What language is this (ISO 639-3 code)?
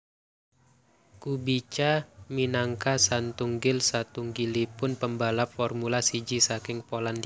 jav